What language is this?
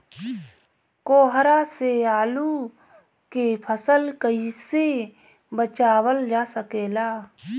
Bhojpuri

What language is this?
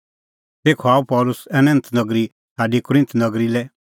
Kullu Pahari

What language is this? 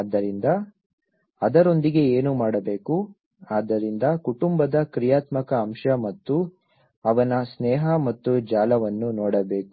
Kannada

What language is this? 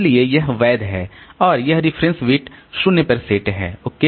Hindi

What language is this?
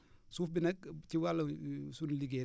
Wolof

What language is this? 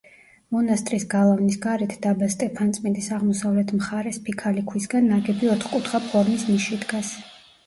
Georgian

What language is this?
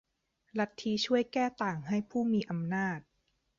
Thai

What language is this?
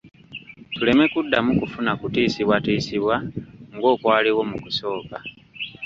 Ganda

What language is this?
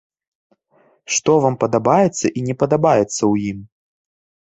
Belarusian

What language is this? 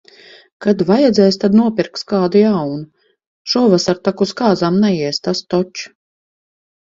Latvian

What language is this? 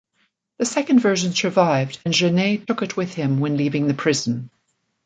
English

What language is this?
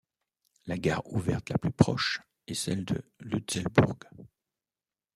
French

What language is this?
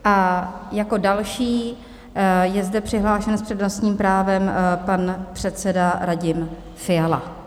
Czech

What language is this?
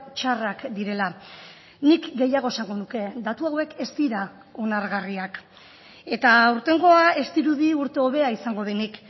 Basque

